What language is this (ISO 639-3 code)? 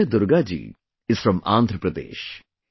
eng